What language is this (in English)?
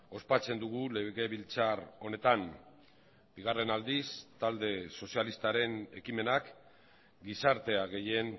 Basque